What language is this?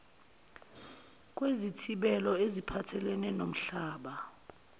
Zulu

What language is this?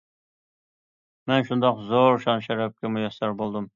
Uyghur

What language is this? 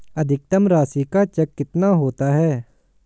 Hindi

